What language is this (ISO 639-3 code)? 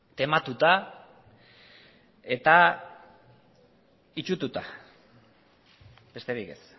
eus